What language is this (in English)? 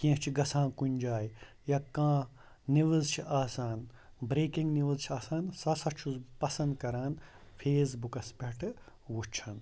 Kashmiri